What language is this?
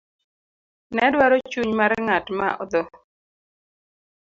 Luo (Kenya and Tanzania)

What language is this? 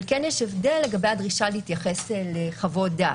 Hebrew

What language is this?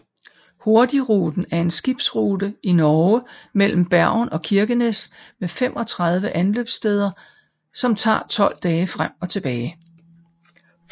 Danish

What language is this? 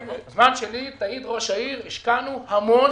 Hebrew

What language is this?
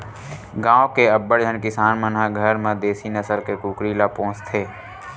Chhattisgarhi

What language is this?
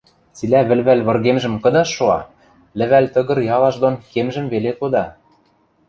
Western Mari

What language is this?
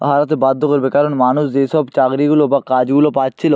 Bangla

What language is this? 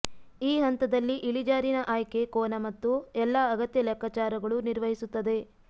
Kannada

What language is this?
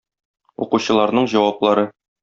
Tatar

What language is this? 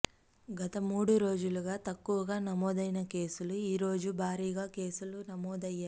Telugu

